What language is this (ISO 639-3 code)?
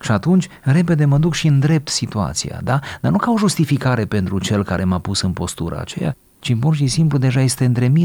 ron